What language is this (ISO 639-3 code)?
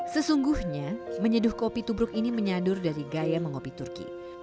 ind